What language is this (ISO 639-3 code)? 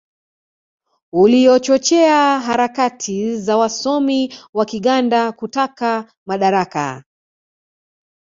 swa